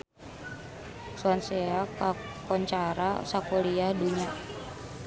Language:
Sundanese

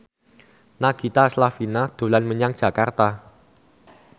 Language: Javanese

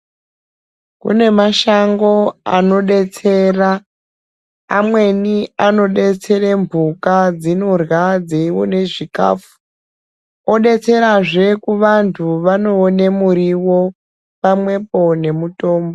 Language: Ndau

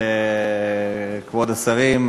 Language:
Hebrew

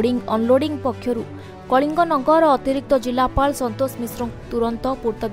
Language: Romanian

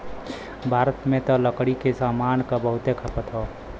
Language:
Bhojpuri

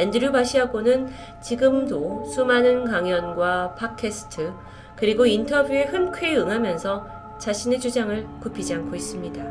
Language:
Korean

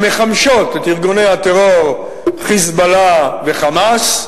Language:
Hebrew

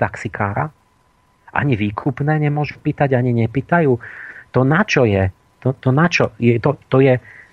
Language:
Slovak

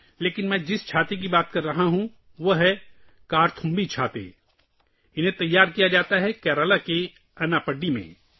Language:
Urdu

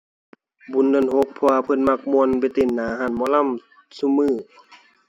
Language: Thai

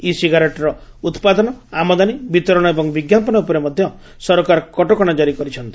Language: Odia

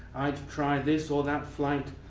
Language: English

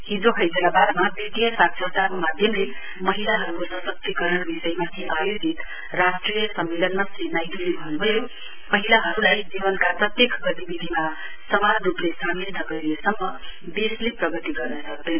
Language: Nepali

